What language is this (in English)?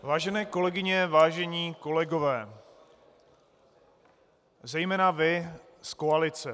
Czech